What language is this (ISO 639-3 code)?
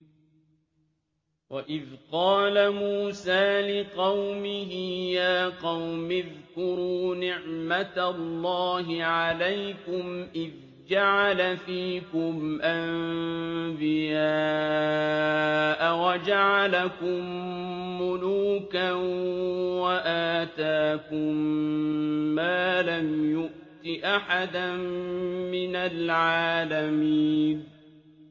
ara